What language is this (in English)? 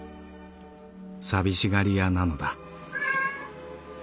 Japanese